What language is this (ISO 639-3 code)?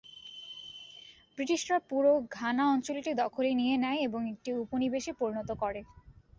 ben